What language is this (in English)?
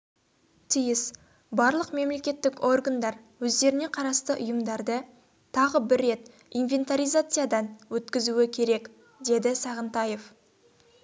Kazakh